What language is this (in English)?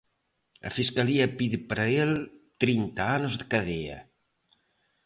Galician